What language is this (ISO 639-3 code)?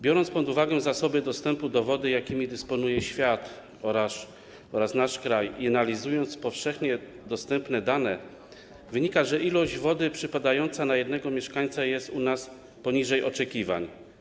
pol